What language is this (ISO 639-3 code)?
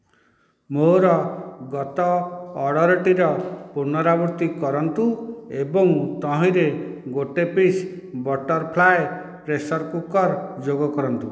ori